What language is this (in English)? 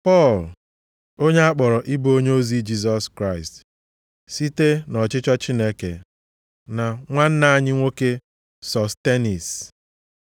Igbo